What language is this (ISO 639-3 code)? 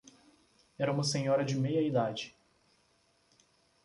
por